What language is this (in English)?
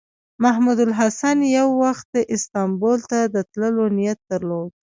Pashto